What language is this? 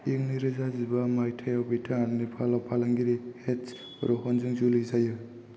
Bodo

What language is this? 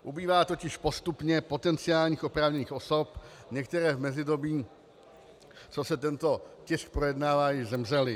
Czech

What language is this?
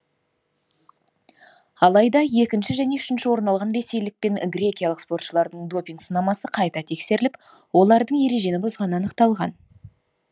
Kazakh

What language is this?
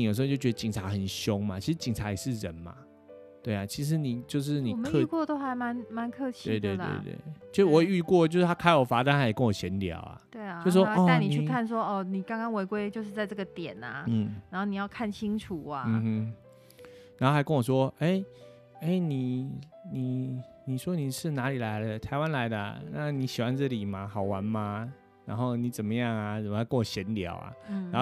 Chinese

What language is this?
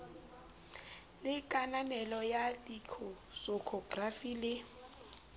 Southern Sotho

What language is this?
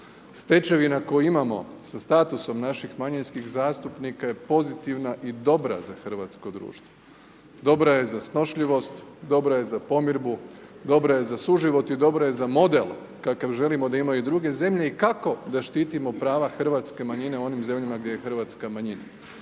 Croatian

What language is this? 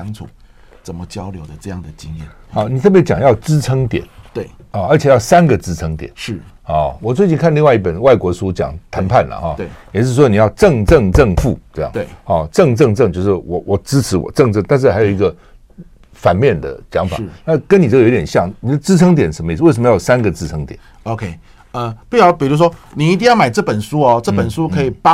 Chinese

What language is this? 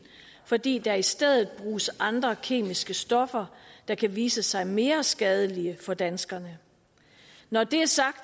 Danish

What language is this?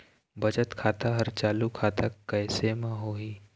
Chhattisgarhi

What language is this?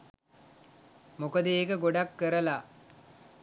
Sinhala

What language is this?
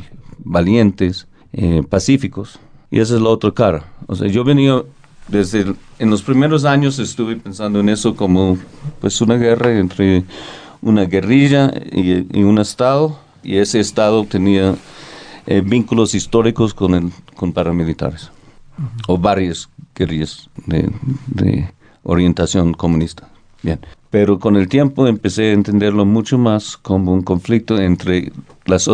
Spanish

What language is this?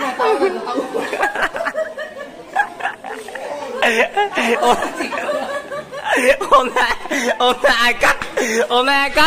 Vietnamese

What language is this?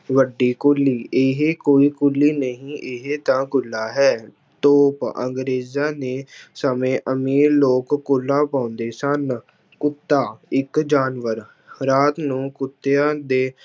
Punjabi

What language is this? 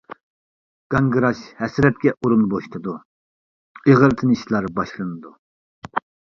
Uyghur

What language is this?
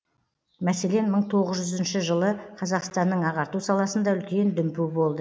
Kazakh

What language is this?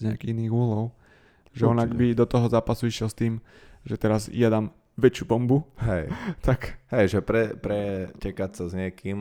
Slovak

